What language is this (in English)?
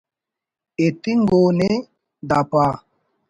Brahui